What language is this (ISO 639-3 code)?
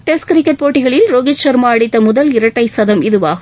tam